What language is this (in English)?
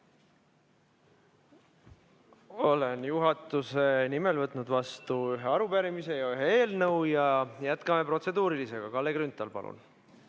Estonian